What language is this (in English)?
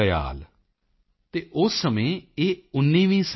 Punjabi